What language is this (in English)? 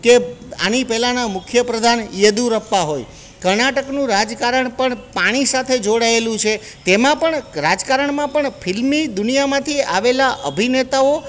Gujarati